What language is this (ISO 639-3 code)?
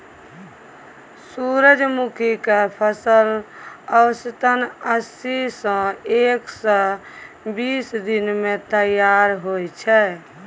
mai